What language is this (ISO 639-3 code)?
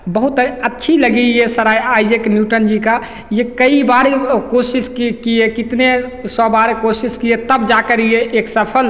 hin